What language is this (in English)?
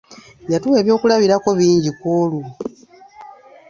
Ganda